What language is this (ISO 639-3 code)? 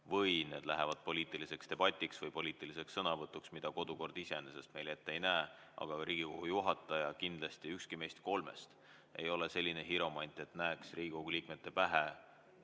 est